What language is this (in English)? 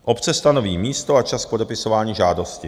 Czech